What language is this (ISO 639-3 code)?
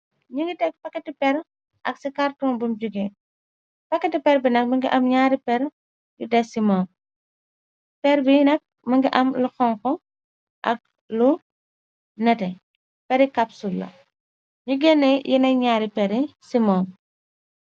wol